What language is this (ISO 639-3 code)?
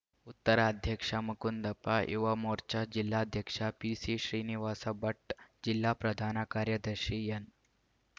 kan